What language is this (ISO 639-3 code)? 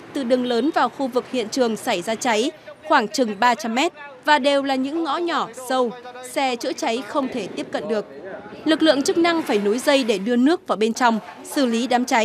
vie